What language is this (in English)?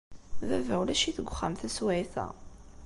Kabyle